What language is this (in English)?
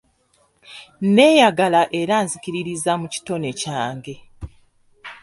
Ganda